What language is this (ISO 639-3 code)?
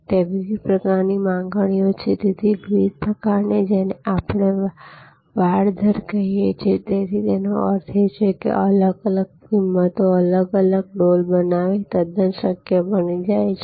guj